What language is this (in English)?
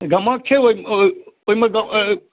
Maithili